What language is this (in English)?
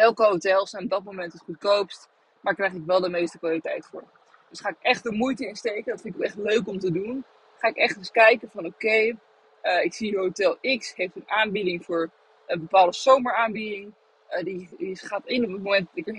Dutch